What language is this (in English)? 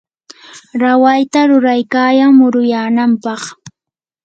Yanahuanca Pasco Quechua